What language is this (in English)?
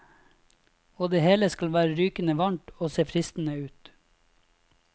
Norwegian